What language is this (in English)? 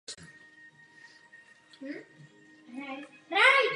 Czech